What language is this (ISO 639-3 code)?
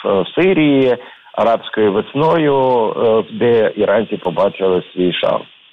ukr